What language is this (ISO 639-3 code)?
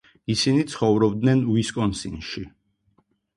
kat